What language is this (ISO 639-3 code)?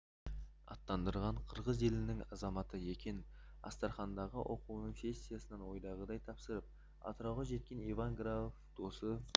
kaz